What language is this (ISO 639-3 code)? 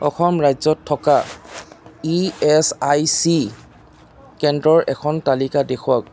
asm